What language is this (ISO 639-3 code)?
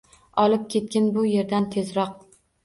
uzb